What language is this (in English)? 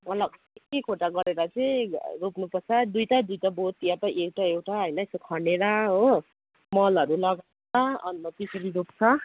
Nepali